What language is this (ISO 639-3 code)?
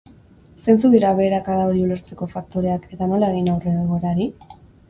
eus